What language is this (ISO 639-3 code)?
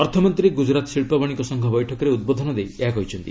ori